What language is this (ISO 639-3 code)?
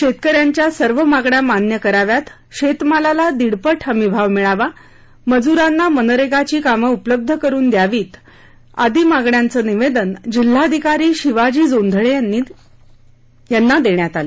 mar